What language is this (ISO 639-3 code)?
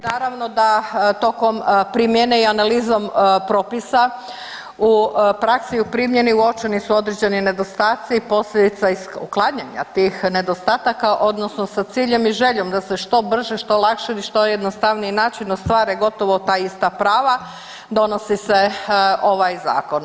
hrv